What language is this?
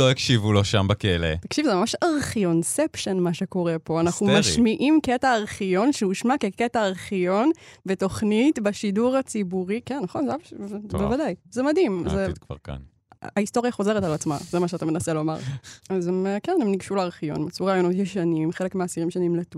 Hebrew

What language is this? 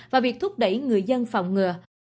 Vietnamese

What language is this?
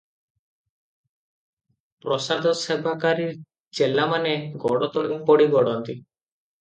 Odia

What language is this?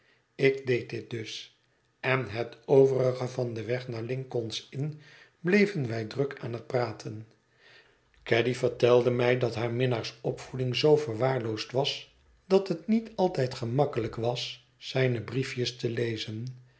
Dutch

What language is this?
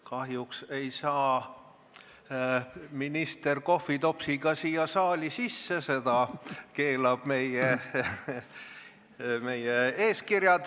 Estonian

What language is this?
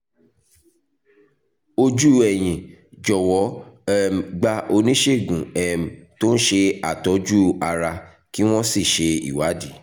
Yoruba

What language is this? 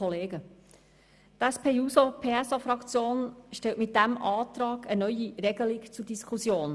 Swiss German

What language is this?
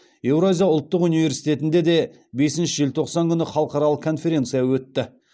Kazakh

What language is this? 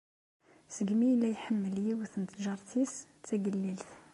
Kabyle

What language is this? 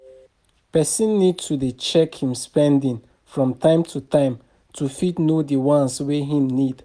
Nigerian Pidgin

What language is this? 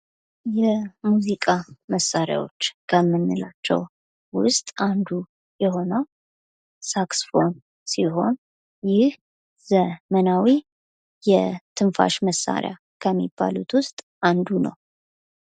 Amharic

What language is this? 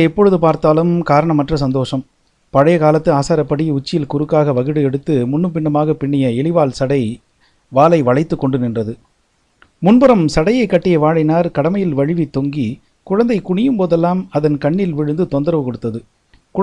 Tamil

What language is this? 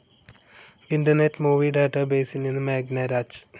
Malayalam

